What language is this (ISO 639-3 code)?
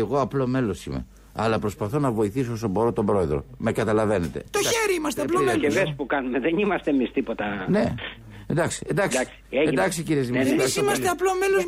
ell